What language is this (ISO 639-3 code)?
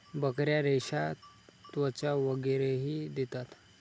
mar